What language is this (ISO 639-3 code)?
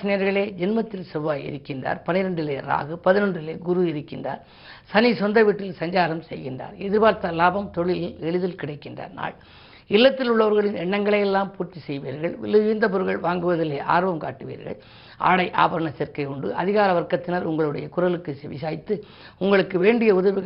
tam